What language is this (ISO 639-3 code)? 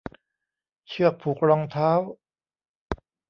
tha